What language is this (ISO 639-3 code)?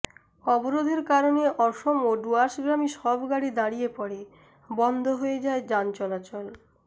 ben